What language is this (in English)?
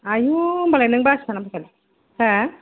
Bodo